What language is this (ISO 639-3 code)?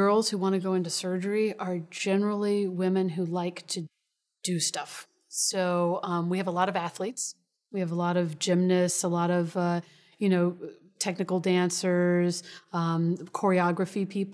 eng